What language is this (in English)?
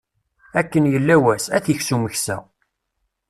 Kabyle